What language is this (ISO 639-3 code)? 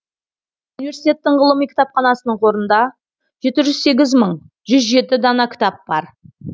kaz